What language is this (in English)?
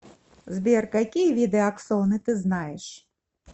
Russian